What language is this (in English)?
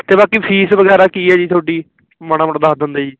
Punjabi